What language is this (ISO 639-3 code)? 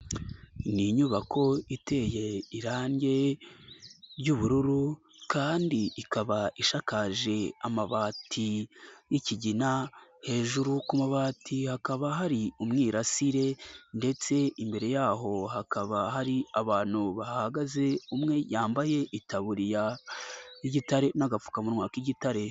kin